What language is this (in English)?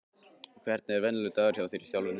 Icelandic